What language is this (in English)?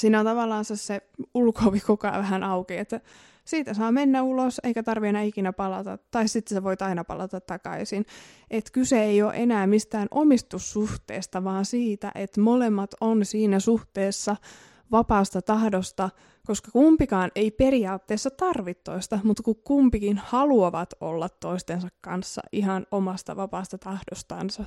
Finnish